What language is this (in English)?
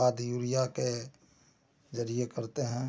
Hindi